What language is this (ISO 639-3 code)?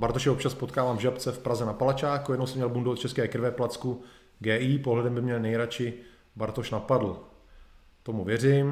ces